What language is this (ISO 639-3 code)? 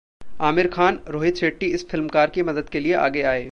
hin